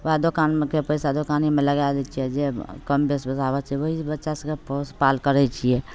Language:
Maithili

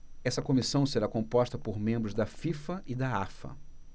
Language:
Portuguese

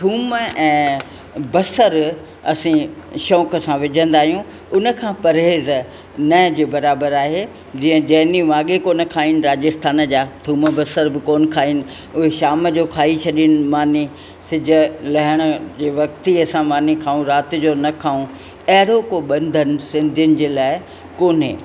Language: Sindhi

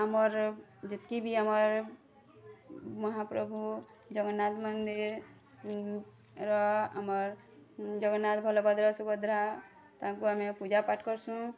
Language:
Odia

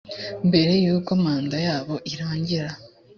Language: Kinyarwanda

